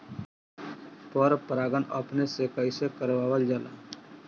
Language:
Bhojpuri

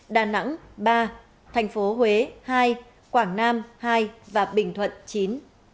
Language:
Vietnamese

